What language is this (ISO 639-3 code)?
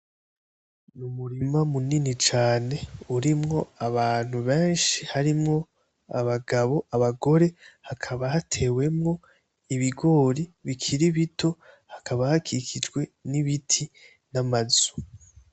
run